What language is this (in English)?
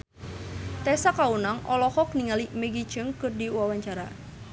Sundanese